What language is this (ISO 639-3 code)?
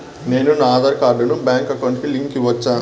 tel